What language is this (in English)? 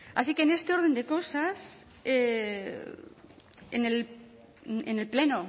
Spanish